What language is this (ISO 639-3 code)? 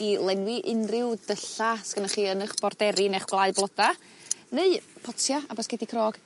cym